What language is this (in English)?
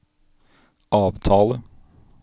Norwegian